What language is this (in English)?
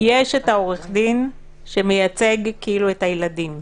Hebrew